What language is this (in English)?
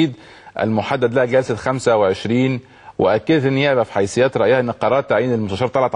Arabic